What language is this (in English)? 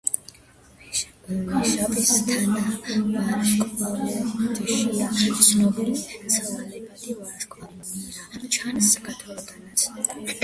Georgian